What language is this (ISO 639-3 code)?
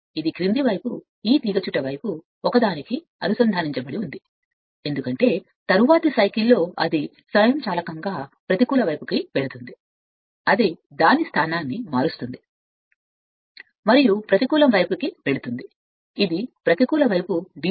tel